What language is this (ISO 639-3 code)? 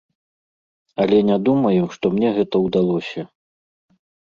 bel